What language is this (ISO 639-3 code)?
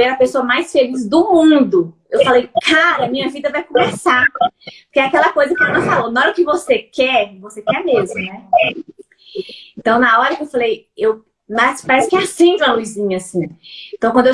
por